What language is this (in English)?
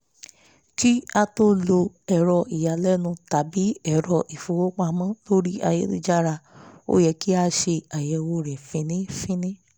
Yoruba